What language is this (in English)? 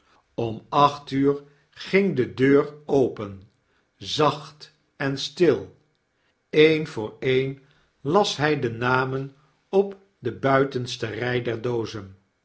Dutch